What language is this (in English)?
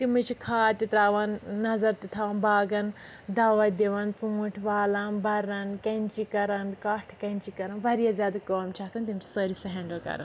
Kashmiri